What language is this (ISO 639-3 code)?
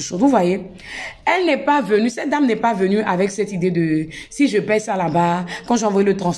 fra